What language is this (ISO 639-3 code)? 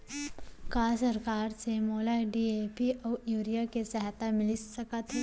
hne